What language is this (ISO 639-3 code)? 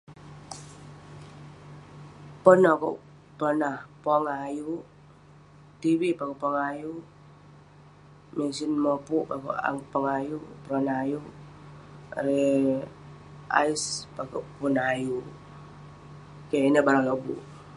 pne